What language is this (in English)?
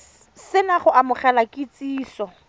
Tswana